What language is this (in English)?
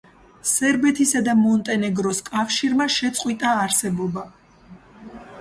Georgian